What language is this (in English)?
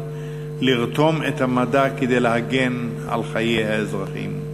Hebrew